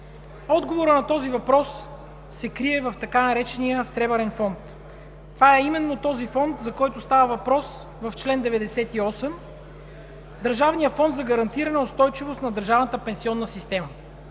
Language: Bulgarian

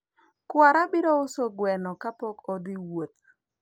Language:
Luo (Kenya and Tanzania)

